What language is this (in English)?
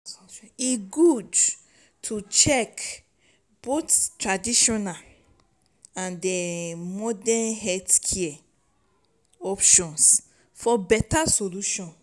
Nigerian Pidgin